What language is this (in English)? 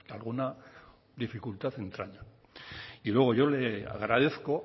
Spanish